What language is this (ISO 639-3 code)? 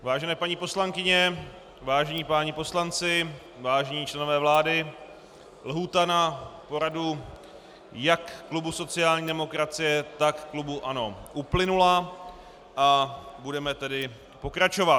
ces